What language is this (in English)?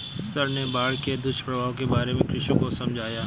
Hindi